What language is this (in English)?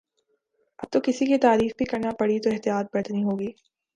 Urdu